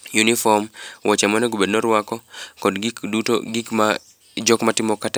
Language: Luo (Kenya and Tanzania)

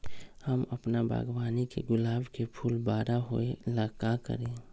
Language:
Magahi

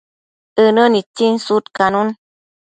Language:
Matsés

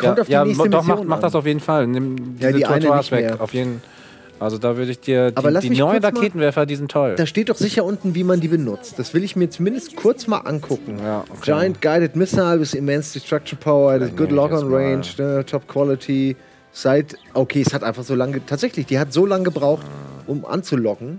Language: German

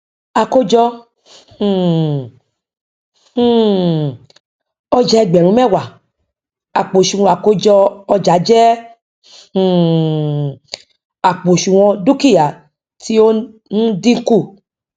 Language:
Yoruba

